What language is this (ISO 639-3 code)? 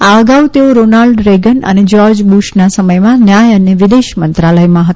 guj